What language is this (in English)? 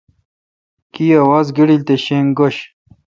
Kalkoti